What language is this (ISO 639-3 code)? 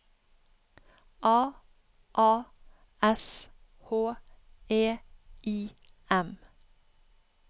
nor